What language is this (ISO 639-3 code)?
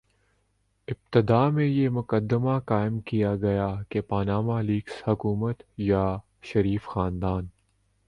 urd